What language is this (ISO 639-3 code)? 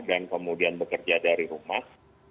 ind